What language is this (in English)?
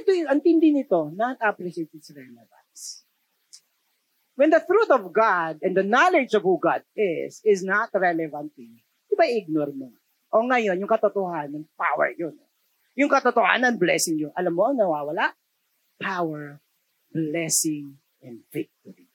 Filipino